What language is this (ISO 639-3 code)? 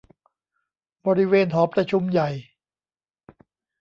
tha